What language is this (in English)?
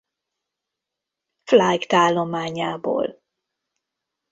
Hungarian